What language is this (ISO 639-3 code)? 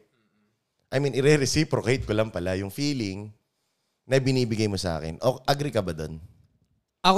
fil